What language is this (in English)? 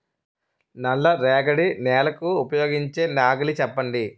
Telugu